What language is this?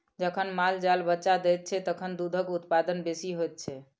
Maithili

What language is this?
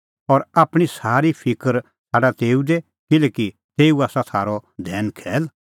Kullu Pahari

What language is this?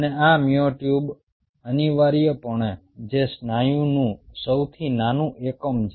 Gujarati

